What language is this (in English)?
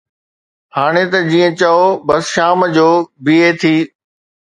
Sindhi